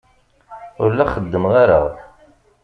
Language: Kabyle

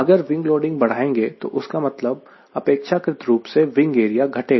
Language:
Hindi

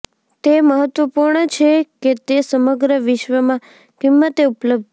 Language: Gujarati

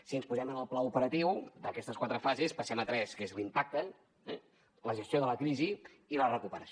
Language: Catalan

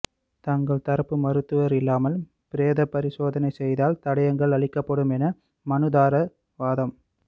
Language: Tamil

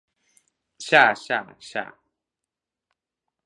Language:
Galician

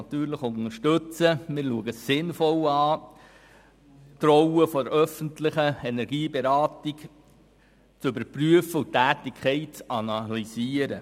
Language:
Swiss German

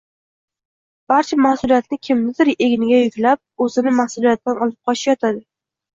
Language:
Uzbek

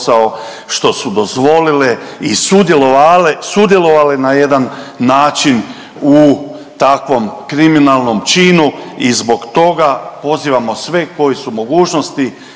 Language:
Croatian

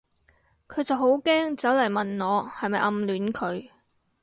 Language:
Cantonese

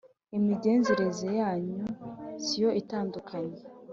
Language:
Kinyarwanda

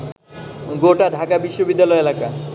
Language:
Bangla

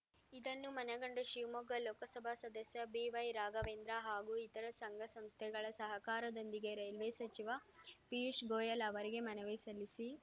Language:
Kannada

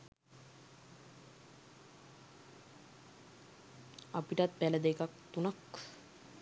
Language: Sinhala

